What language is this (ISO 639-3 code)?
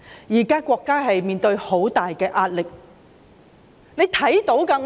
yue